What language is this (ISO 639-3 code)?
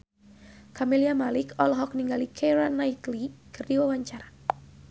sun